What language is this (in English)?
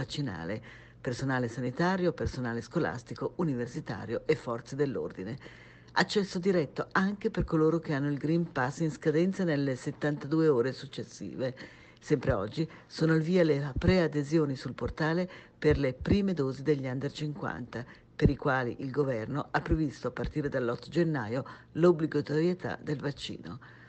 Italian